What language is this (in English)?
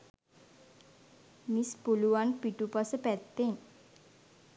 Sinhala